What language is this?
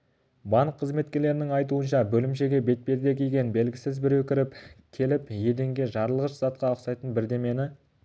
Kazakh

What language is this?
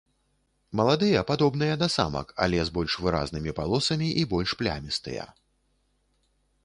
Belarusian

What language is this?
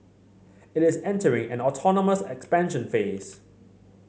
English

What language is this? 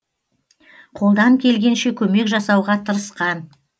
Kazakh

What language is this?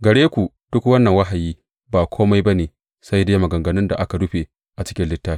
Hausa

